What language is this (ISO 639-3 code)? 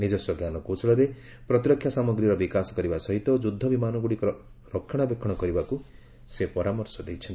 ori